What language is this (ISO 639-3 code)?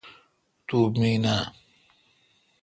xka